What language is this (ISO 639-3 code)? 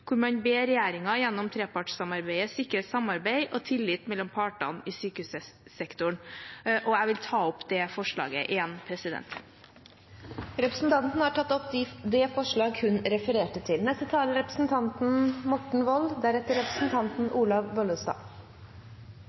nor